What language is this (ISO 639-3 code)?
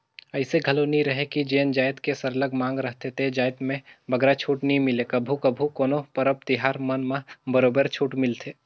hne